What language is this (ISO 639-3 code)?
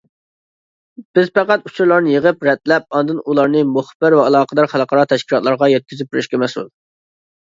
uig